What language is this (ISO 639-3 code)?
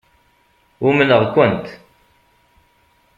kab